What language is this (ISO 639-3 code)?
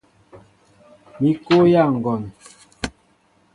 mbo